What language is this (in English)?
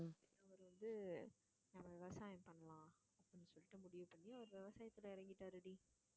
Tamil